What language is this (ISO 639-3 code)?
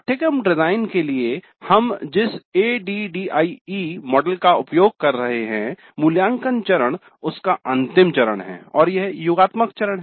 hin